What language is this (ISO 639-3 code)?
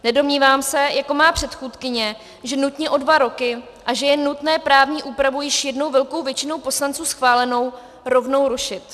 ces